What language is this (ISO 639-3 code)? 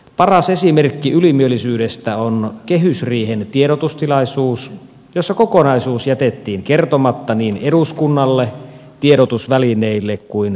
fin